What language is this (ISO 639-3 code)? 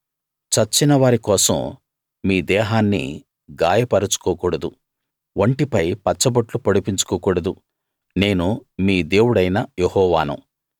tel